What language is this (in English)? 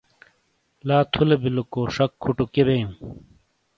Shina